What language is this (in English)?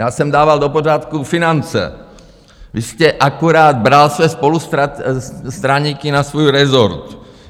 Czech